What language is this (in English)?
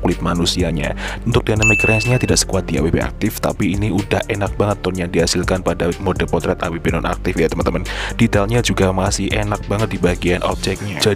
Indonesian